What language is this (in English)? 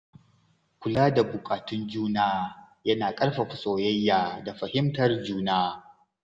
Hausa